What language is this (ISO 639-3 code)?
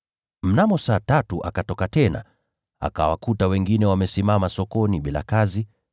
swa